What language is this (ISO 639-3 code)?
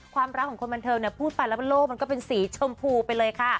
tha